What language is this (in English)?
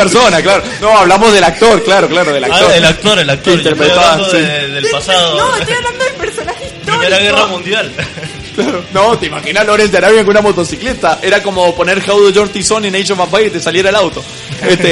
Spanish